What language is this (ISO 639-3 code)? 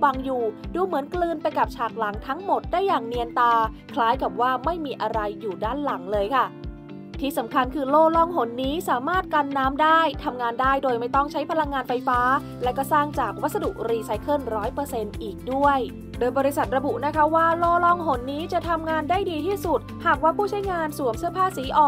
tha